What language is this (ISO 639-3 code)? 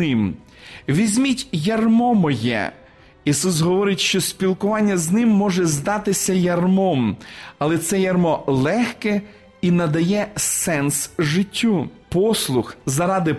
ukr